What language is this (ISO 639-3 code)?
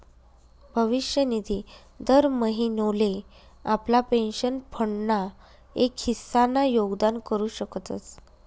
mar